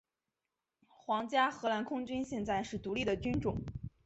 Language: Chinese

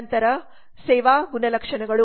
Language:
Kannada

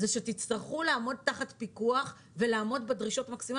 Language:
Hebrew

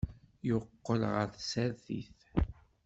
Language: Kabyle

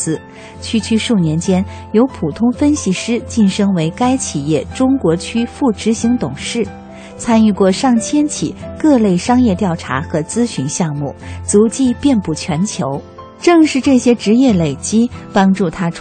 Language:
Chinese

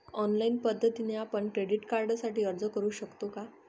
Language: Marathi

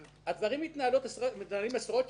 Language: Hebrew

